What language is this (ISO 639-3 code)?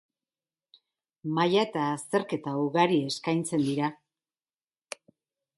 eus